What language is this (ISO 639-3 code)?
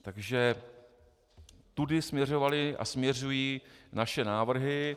ces